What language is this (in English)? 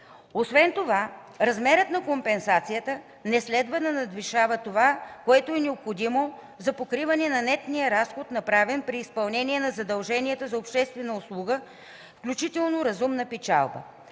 Bulgarian